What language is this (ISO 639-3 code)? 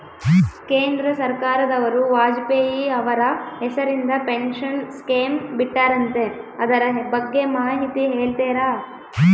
kan